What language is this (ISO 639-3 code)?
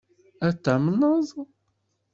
kab